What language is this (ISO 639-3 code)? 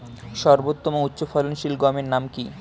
ben